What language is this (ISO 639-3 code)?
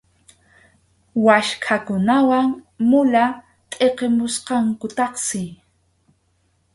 qxu